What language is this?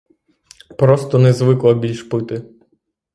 Ukrainian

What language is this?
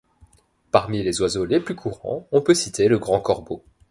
French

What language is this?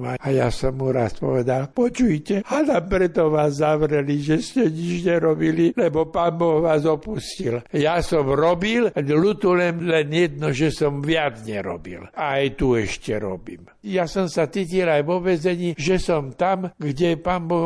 Slovak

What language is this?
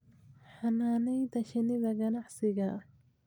Somali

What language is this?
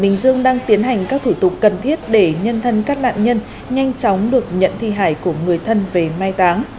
Vietnamese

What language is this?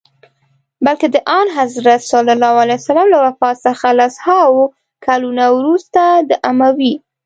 Pashto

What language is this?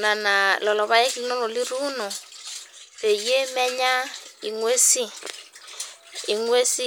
Masai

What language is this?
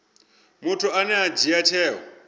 Venda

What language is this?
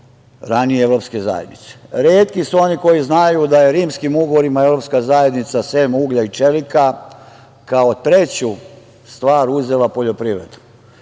Serbian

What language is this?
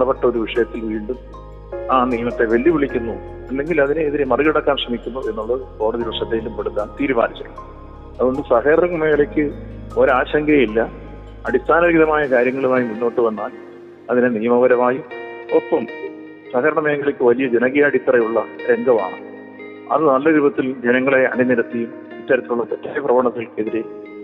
Malayalam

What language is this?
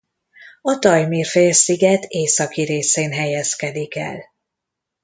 Hungarian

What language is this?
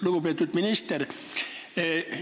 Estonian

